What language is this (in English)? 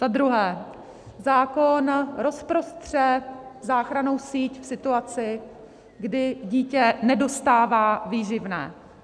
Czech